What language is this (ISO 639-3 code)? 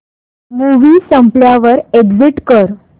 mar